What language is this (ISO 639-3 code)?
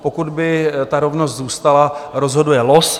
ces